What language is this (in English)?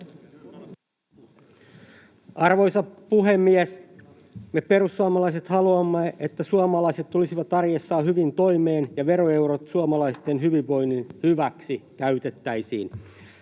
Finnish